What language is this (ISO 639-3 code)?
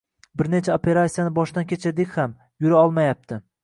uzb